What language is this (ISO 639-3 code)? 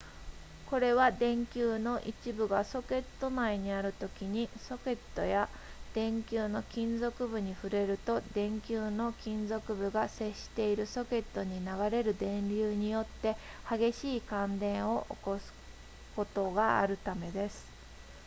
jpn